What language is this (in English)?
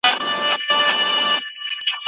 Pashto